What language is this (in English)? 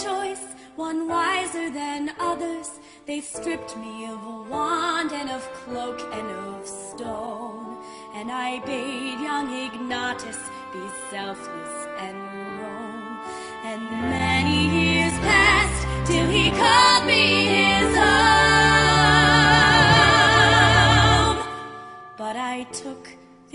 Persian